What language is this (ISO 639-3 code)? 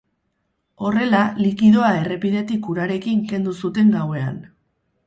eus